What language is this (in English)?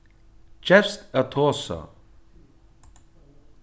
Faroese